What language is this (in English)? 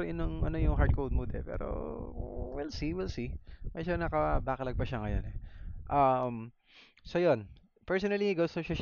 Filipino